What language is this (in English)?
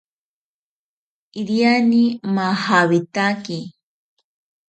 South Ucayali Ashéninka